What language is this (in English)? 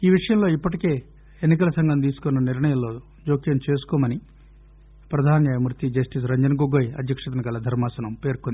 Telugu